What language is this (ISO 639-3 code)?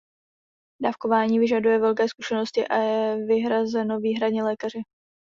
ces